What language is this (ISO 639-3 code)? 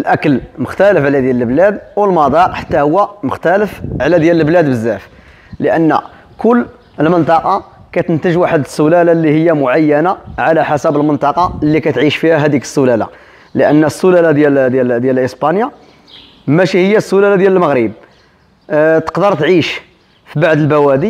ara